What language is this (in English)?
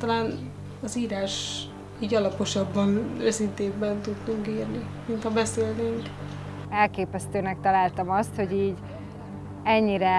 Hungarian